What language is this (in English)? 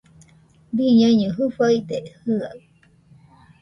Nüpode Huitoto